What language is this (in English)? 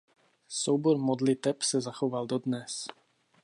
Czech